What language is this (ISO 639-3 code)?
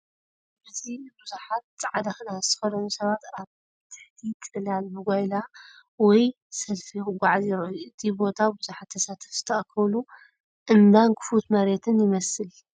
tir